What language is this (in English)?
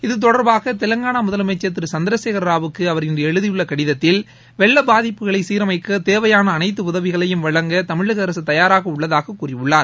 Tamil